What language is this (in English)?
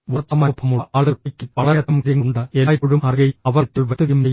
Malayalam